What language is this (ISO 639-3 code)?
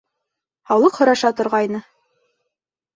bak